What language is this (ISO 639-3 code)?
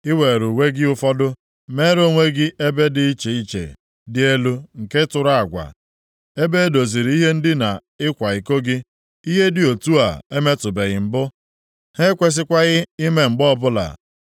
ibo